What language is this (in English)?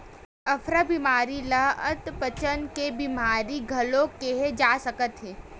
Chhattisgarhi